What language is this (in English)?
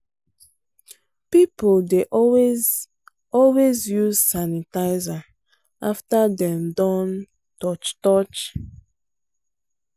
Nigerian Pidgin